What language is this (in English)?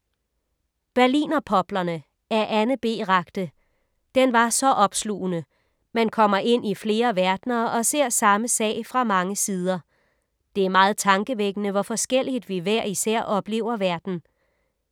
Danish